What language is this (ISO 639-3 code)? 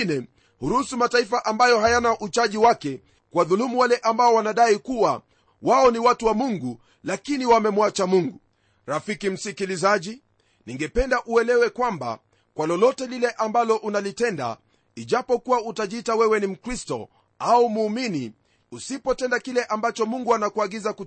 swa